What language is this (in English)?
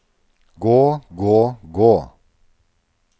Norwegian